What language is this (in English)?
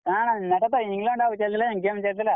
Odia